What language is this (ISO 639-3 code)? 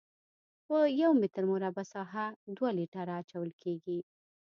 pus